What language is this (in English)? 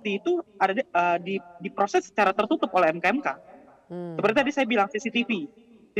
Indonesian